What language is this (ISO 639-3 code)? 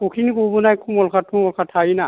brx